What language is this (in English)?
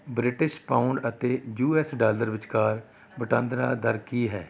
Punjabi